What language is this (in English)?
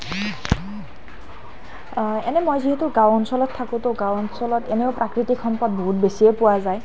Assamese